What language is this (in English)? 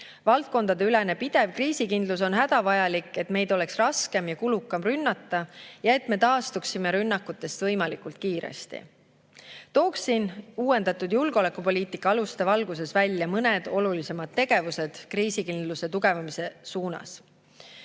Estonian